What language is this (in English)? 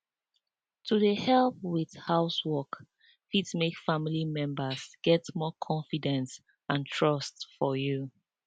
Nigerian Pidgin